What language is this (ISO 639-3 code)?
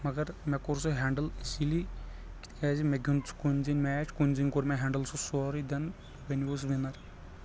kas